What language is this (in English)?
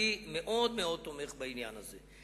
Hebrew